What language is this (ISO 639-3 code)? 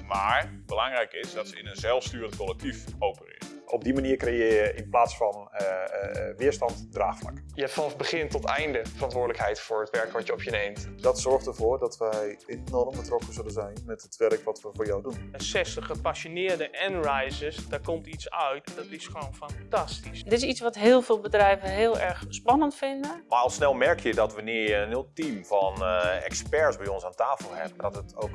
nld